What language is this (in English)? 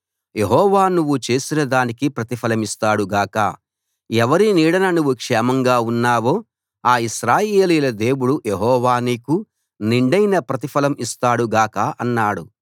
Telugu